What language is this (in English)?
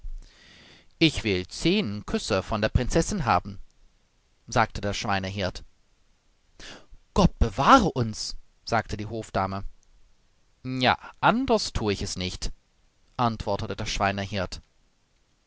German